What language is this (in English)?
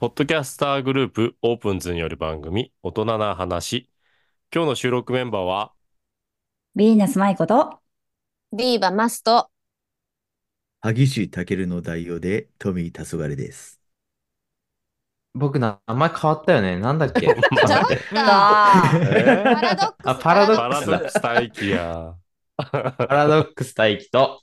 Japanese